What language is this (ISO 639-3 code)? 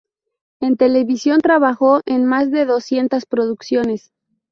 spa